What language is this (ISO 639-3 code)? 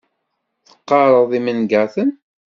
kab